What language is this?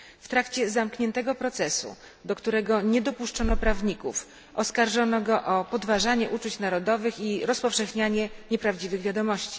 Polish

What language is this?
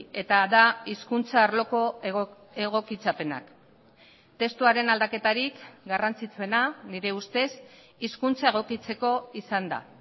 Basque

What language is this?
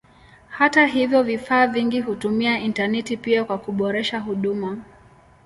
Swahili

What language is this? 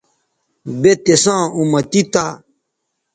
Bateri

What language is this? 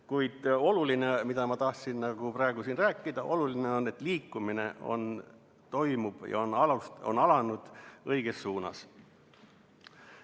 Estonian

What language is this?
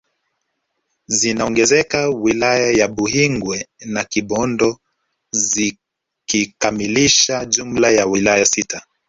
Swahili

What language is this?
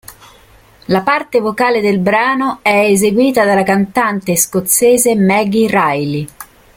Italian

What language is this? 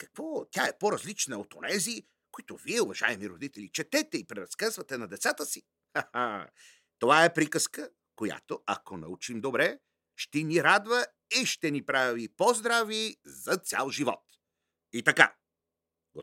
Bulgarian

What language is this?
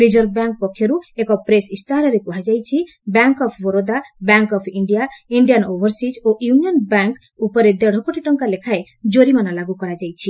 Odia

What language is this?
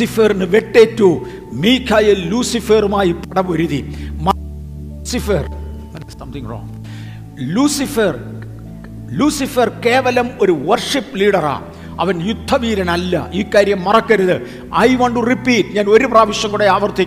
Malayalam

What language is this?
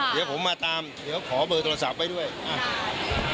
Thai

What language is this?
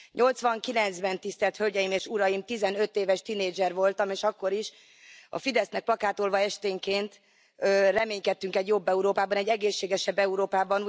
Hungarian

